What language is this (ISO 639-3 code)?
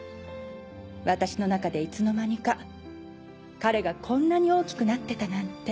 jpn